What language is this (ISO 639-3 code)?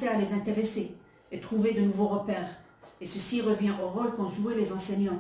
fra